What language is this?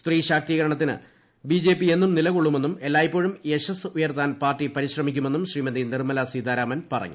Malayalam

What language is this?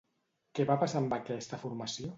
Catalan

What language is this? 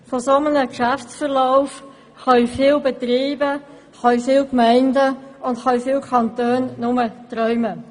Swiss German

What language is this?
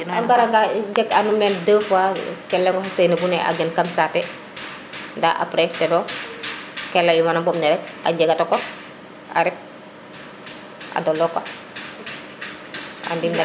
Serer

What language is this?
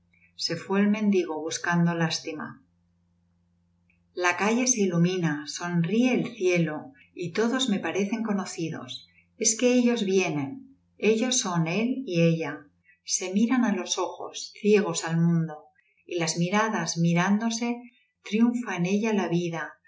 Spanish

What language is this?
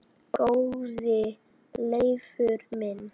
Icelandic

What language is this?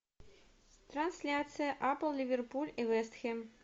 Russian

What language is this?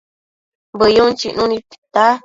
Matsés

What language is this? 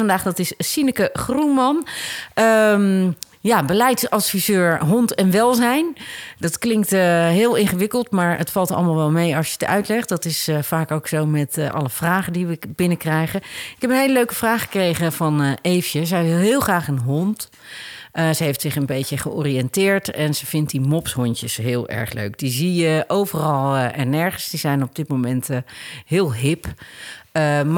Dutch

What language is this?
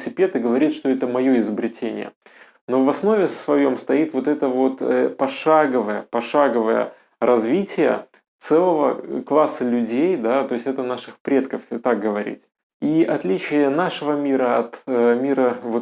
Russian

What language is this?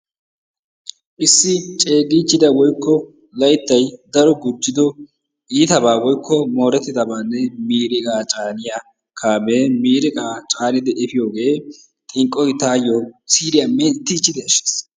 Wolaytta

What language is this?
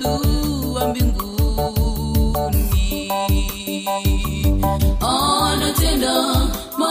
Swahili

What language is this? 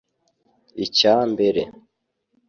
Kinyarwanda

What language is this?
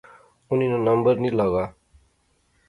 Pahari-Potwari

